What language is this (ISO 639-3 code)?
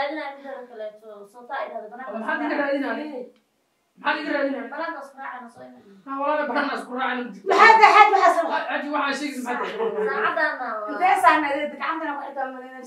ara